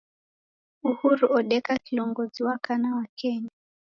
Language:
Taita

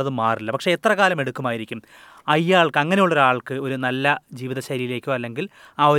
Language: Malayalam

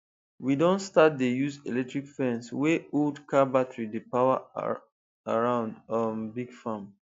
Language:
Nigerian Pidgin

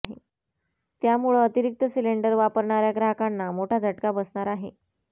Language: Marathi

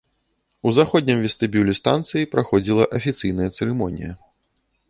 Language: Belarusian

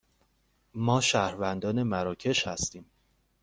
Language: Persian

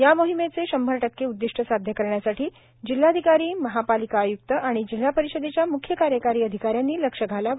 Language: Marathi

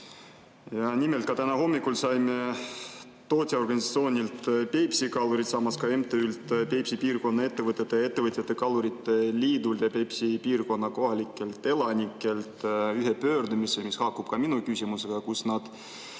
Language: Estonian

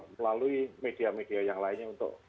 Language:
Indonesian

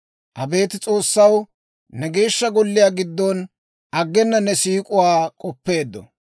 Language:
Dawro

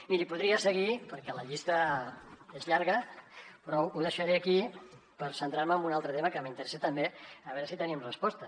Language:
Catalan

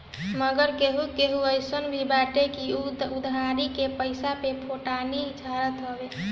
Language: Bhojpuri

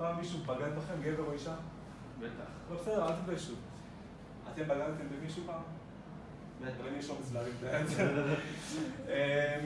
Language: Hebrew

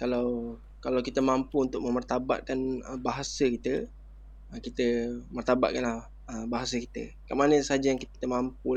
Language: Malay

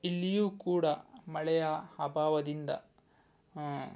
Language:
Kannada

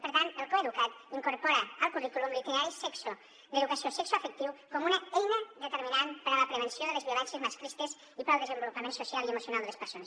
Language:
Catalan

